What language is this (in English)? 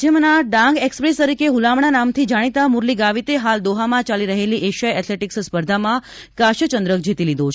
Gujarati